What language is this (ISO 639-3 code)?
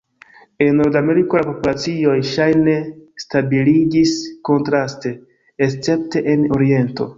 epo